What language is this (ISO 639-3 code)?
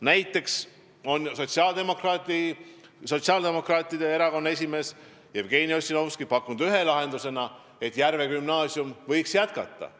est